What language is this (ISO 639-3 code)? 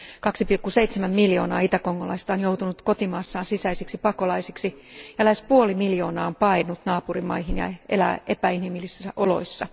fin